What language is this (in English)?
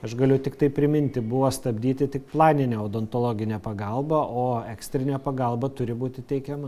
Lithuanian